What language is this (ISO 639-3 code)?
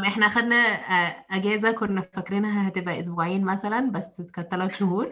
ara